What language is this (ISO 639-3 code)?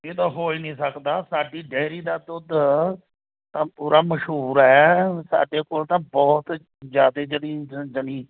pan